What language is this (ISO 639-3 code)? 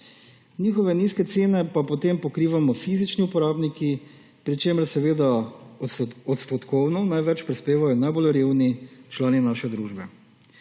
slv